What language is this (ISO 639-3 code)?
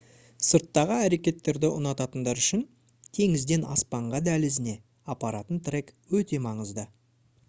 kaz